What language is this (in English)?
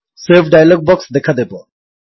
Odia